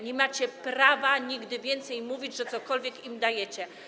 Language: Polish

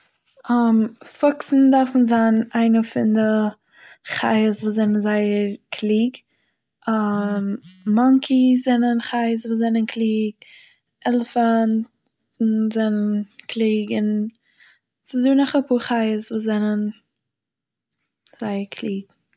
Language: Yiddish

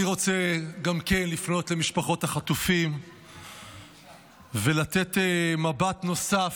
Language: Hebrew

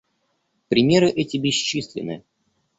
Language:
Russian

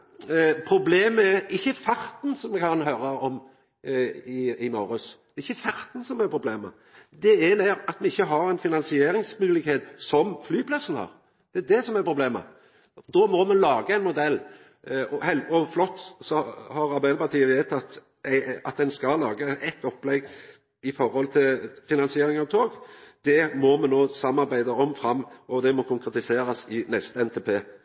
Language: Norwegian Nynorsk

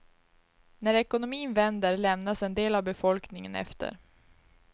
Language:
Swedish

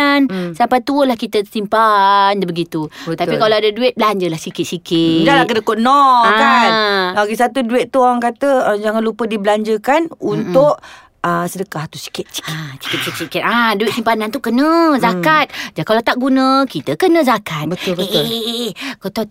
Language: Malay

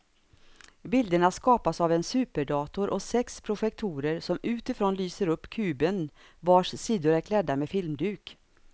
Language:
Swedish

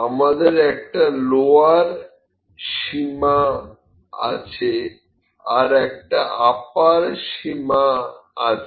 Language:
Bangla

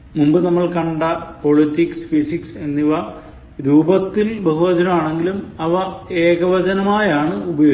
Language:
Malayalam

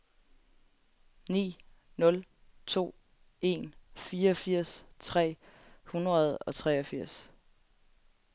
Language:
Danish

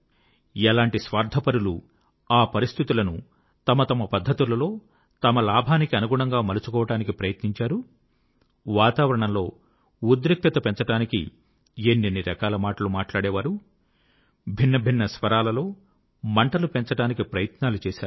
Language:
Telugu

